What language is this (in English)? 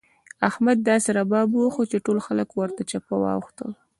Pashto